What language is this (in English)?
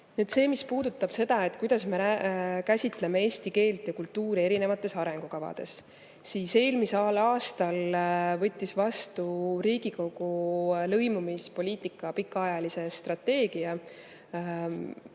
Estonian